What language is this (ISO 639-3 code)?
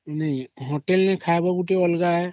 ori